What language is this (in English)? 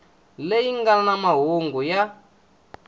Tsonga